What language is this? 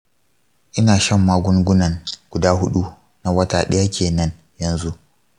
Hausa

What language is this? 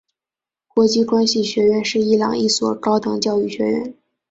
Chinese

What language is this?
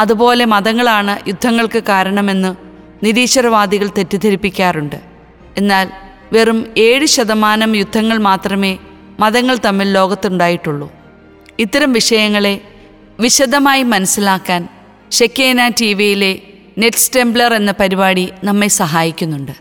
Malayalam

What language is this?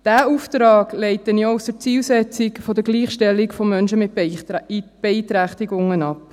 Swiss German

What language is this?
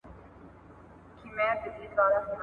Pashto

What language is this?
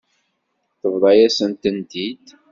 Kabyle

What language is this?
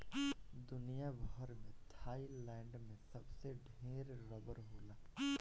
Bhojpuri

